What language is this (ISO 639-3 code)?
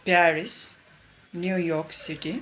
nep